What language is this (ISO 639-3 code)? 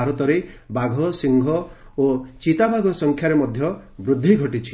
ori